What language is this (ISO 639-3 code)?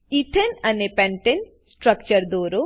guj